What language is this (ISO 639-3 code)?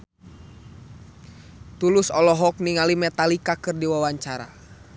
sun